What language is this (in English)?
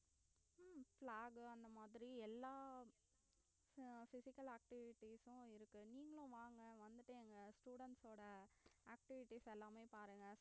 Tamil